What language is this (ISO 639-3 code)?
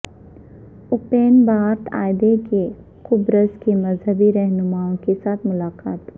urd